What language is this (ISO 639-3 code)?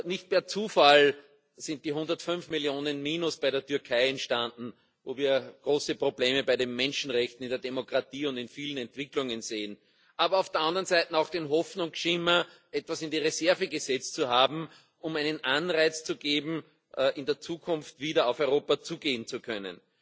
deu